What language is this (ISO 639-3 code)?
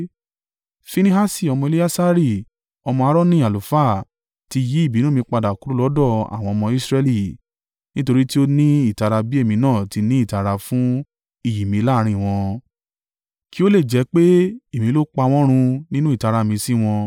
yor